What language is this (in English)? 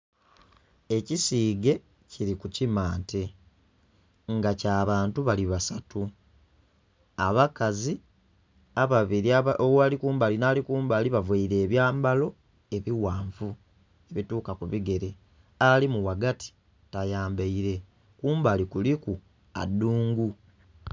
Soga